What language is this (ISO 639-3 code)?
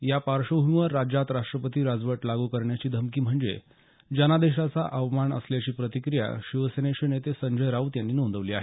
mar